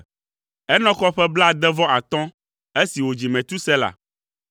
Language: Ewe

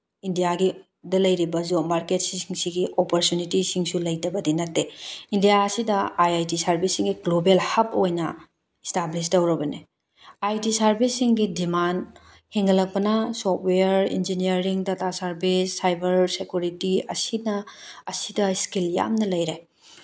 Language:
Manipuri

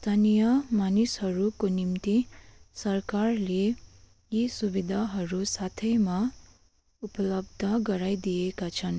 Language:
Nepali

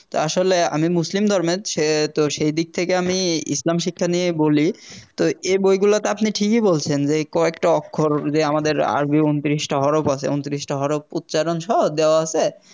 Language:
Bangla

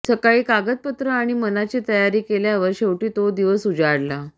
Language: Marathi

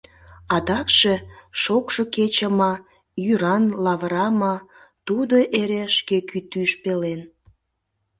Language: Mari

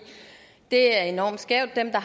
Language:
Danish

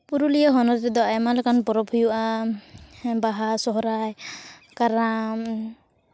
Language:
Santali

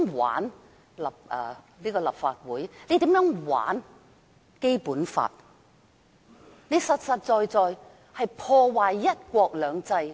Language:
Cantonese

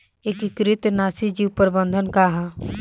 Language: Bhojpuri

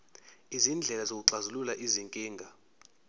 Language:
Zulu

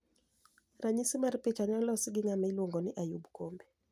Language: Luo (Kenya and Tanzania)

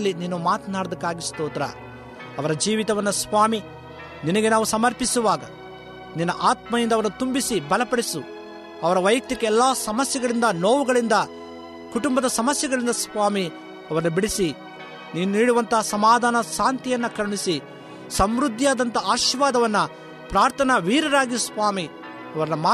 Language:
Kannada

